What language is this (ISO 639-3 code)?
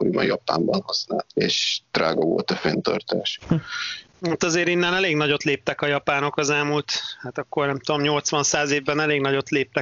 hun